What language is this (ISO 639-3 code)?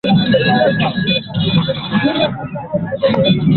swa